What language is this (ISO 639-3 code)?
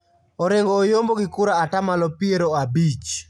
luo